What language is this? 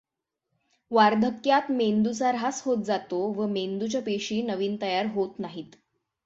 Marathi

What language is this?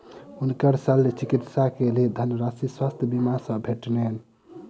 Maithili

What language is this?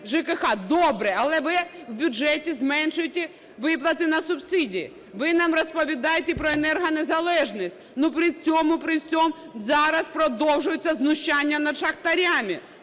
Ukrainian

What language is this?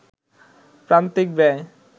Bangla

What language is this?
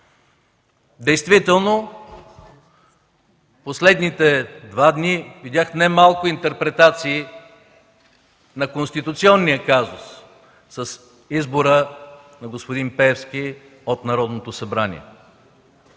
Bulgarian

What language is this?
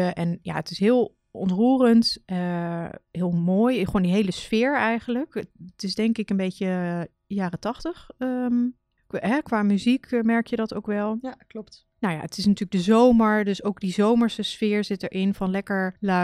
Dutch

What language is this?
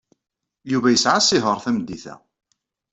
Kabyle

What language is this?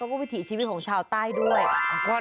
Thai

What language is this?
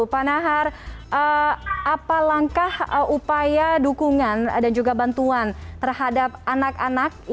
Indonesian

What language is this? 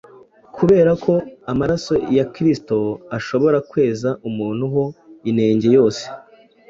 Kinyarwanda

